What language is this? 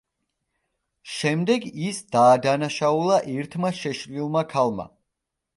Georgian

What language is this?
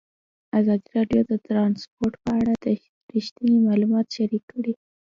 Pashto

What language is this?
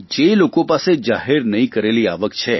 Gujarati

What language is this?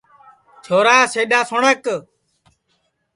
Sansi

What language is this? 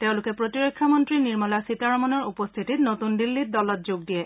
Assamese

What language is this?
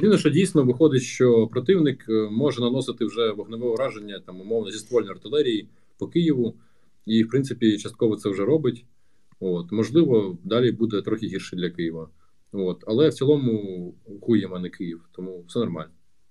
Ukrainian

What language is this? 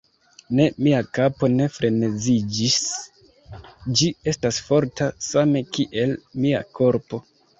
Esperanto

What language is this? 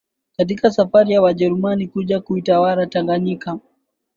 Swahili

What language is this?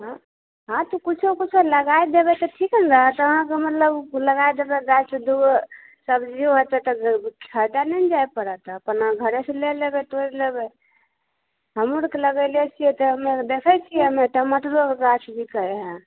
Maithili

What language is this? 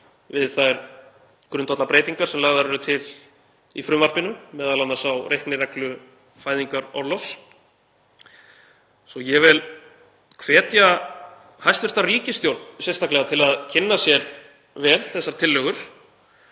Icelandic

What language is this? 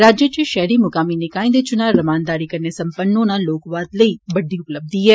Dogri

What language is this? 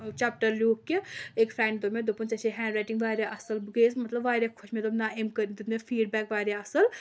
Kashmiri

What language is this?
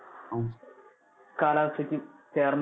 Malayalam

